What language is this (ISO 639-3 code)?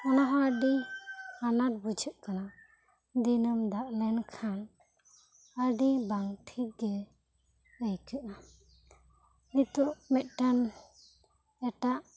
sat